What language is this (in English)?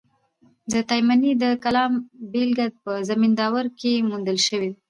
Pashto